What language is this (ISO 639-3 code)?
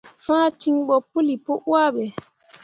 mua